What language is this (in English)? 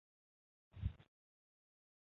Chinese